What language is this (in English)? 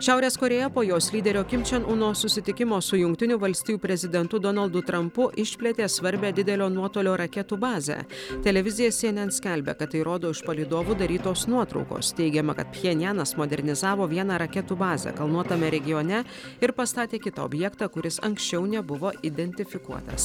Lithuanian